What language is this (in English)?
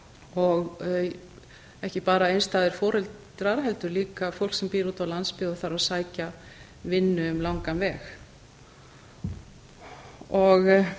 Icelandic